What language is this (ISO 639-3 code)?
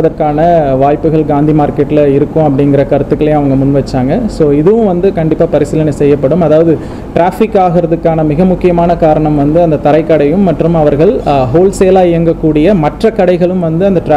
tam